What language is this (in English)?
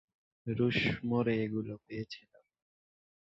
Bangla